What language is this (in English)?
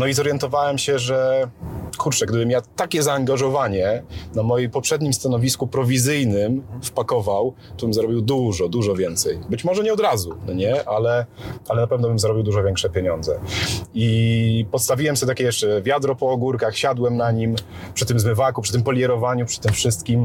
Polish